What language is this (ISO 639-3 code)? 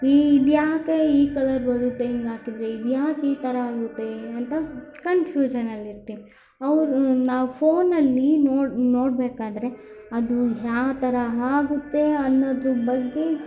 kan